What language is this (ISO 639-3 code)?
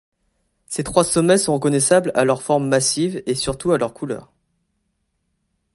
fra